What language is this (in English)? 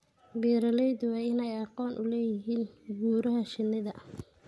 Somali